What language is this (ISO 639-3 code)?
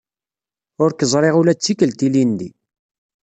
kab